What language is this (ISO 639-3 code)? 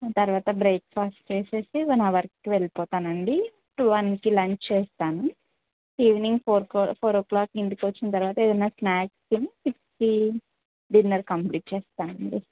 tel